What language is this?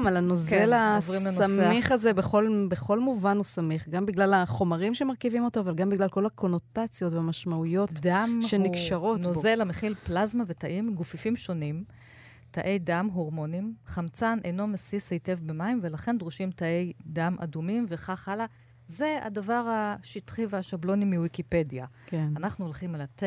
Hebrew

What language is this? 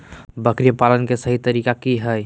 Magahi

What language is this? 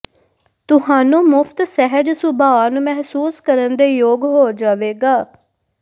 Punjabi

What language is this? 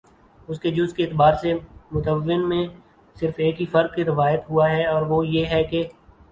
Urdu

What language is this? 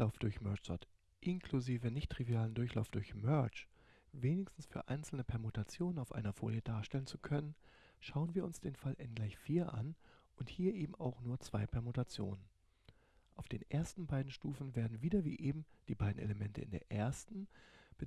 German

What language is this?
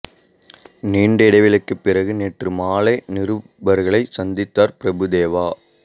Tamil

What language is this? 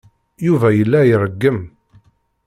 Kabyle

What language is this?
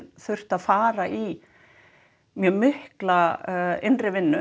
Icelandic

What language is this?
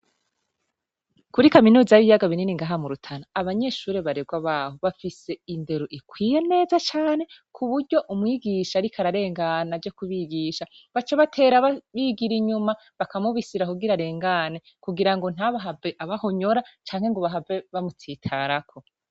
Rundi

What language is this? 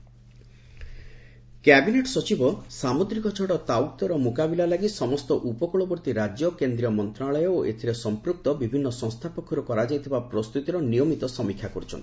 Odia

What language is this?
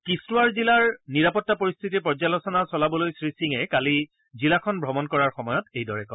Assamese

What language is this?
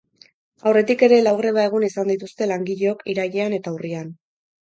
Basque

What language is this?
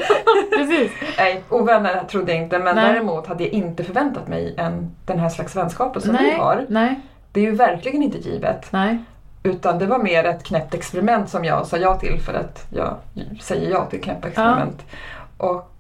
Swedish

